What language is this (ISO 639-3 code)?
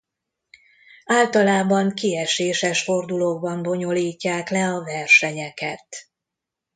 hun